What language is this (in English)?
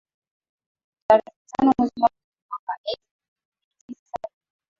Swahili